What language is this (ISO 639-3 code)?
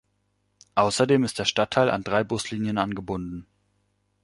deu